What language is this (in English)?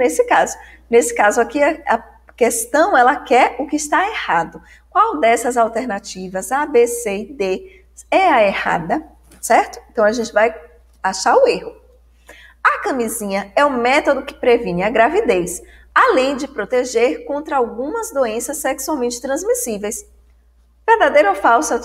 Portuguese